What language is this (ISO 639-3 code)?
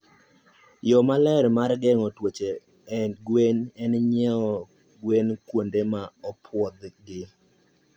luo